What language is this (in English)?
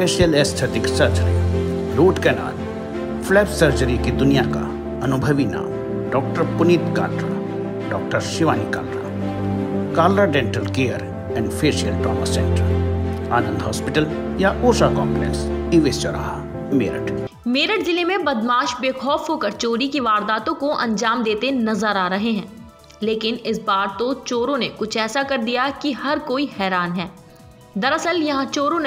Hindi